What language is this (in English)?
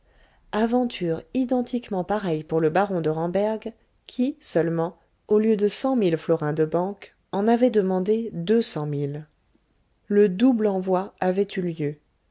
French